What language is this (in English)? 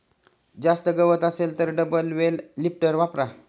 Marathi